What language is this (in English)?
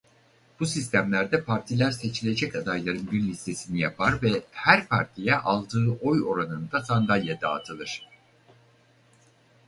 Turkish